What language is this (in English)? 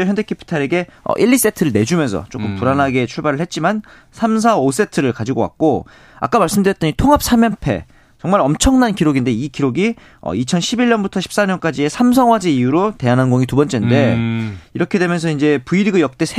Korean